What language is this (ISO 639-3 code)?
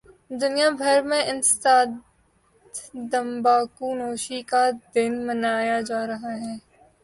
urd